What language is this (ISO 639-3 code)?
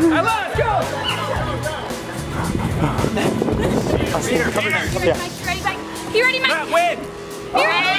eng